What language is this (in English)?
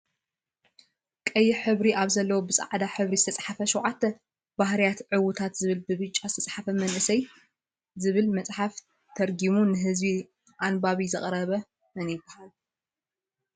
Tigrinya